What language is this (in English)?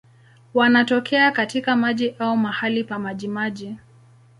Swahili